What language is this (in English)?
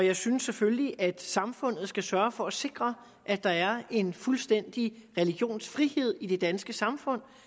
Danish